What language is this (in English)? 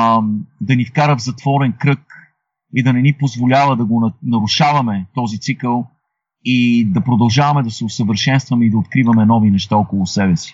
Bulgarian